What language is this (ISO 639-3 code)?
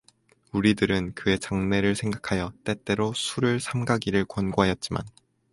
kor